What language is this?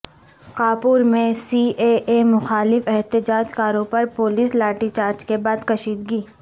Urdu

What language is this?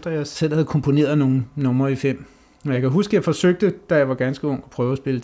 Danish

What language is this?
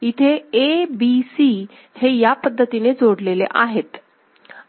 Marathi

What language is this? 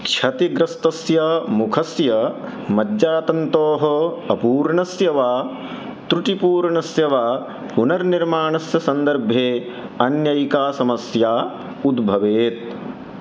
Sanskrit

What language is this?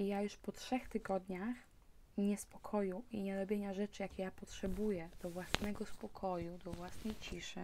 Polish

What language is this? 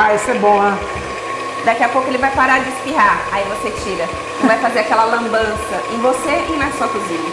Portuguese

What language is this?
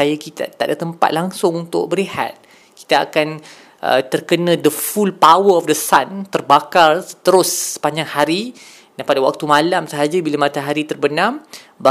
Malay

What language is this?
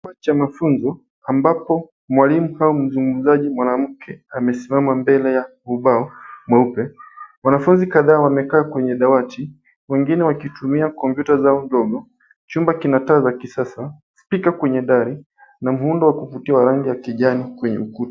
Swahili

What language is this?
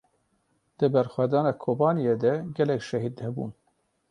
Kurdish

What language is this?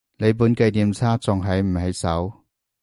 Cantonese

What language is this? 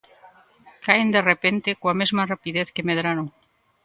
Galician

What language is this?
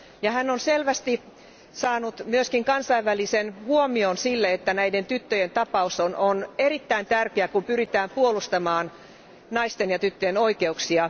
Finnish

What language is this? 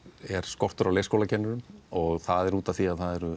Icelandic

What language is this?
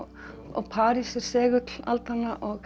Icelandic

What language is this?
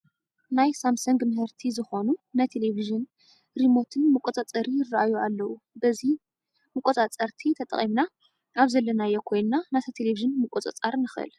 Tigrinya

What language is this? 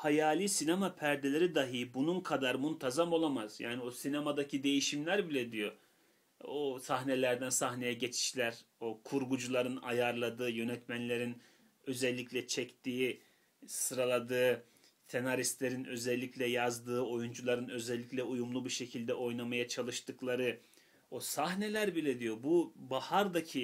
Turkish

